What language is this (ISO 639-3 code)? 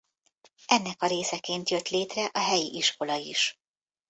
hun